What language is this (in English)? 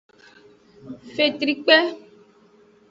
Aja (Benin)